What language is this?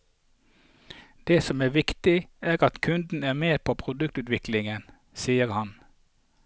Norwegian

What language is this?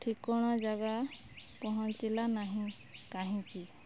Odia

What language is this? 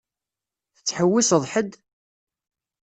Kabyle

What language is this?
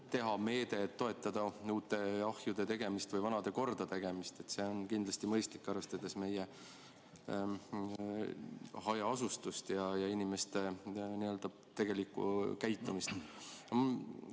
Estonian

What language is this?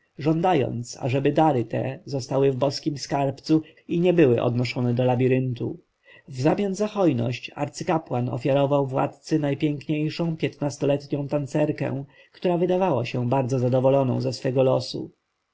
Polish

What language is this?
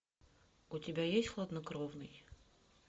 Russian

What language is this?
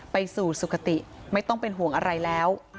Thai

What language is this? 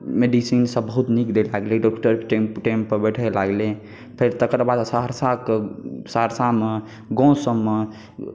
Maithili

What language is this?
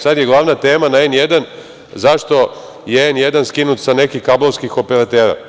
Serbian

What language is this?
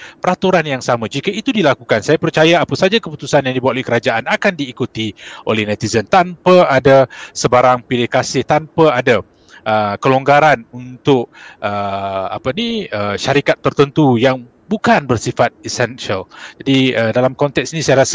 Malay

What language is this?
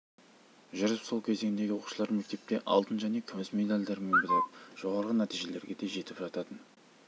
Kazakh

